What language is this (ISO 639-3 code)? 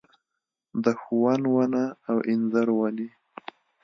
pus